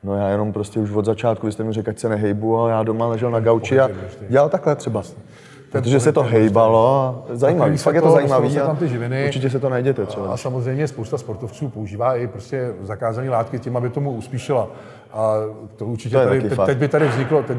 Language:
Czech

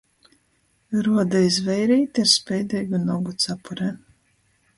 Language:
Latgalian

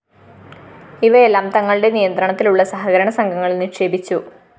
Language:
Malayalam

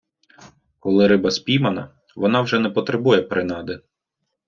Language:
Ukrainian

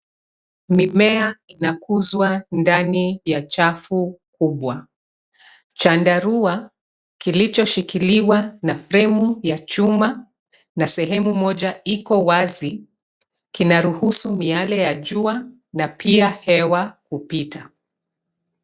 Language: Swahili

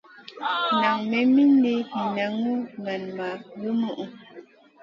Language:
Masana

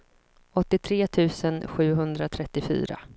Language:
Swedish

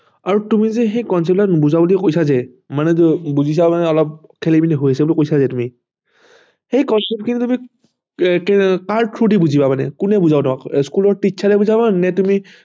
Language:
Assamese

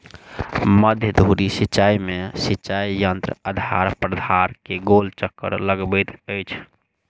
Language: Maithili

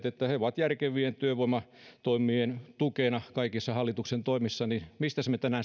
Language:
Finnish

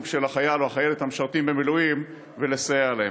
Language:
Hebrew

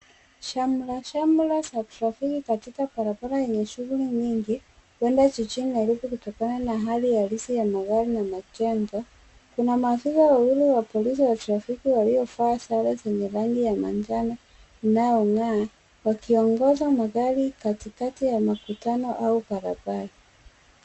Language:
Swahili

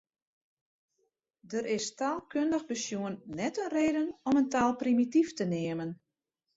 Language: Western Frisian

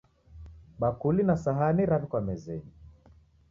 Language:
Taita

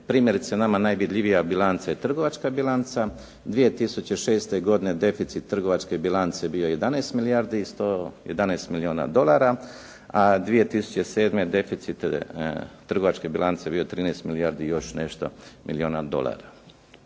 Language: Croatian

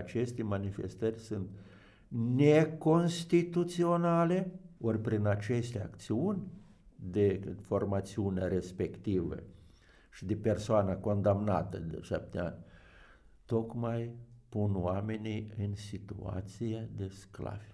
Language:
Romanian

